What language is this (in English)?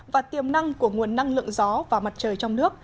Vietnamese